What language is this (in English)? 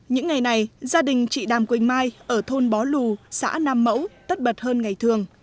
Vietnamese